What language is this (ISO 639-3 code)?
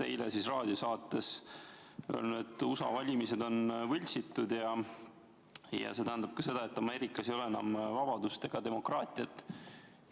est